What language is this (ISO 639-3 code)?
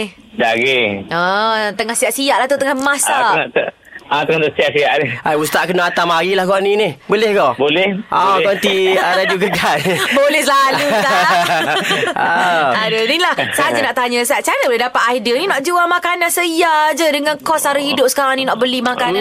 msa